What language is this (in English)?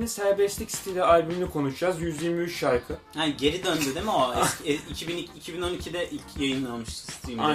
Turkish